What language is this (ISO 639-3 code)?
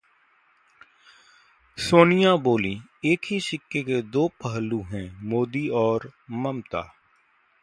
hin